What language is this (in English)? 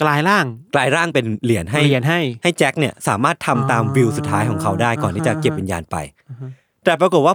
Thai